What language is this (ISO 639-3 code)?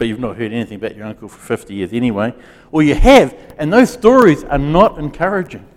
eng